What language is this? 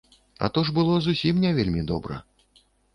Belarusian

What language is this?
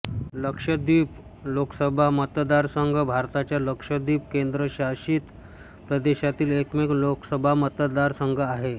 Marathi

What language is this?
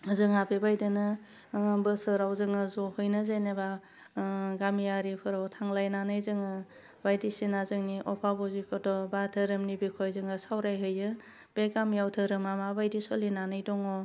Bodo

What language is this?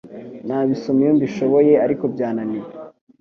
Kinyarwanda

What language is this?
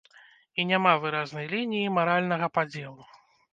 Belarusian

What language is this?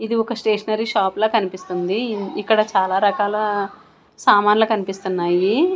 Telugu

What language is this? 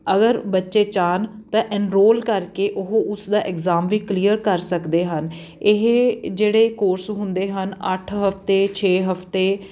Punjabi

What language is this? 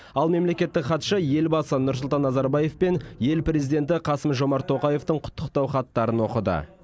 Kazakh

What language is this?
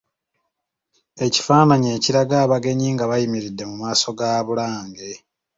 Ganda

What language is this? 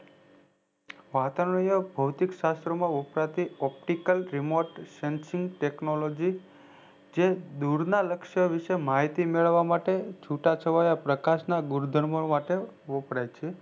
Gujarati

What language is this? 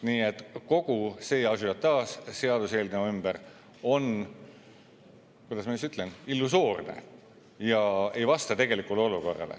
Estonian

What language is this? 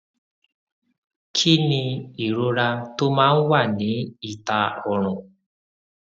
Yoruba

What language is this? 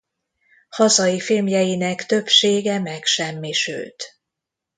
Hungarian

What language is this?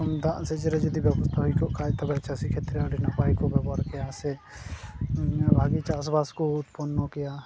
Santali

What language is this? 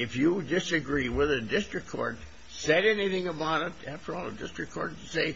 English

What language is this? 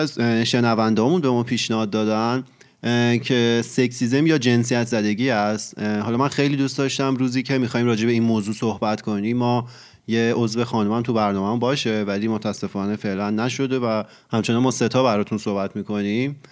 Persian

